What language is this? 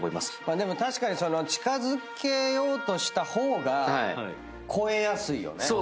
Japanese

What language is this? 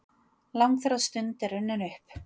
Icelandic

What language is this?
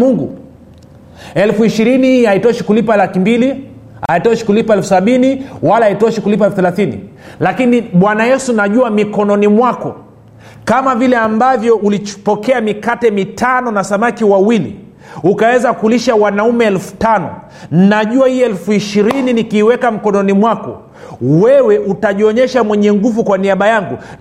Swahili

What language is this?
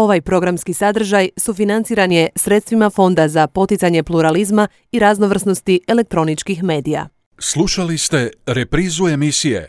Croatian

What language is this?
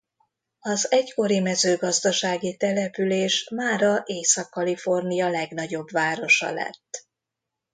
Hungarian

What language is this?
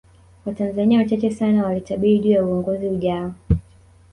Swahili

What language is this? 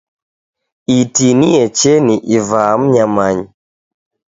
Taita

